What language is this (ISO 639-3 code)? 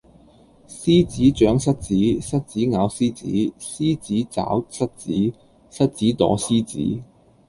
yue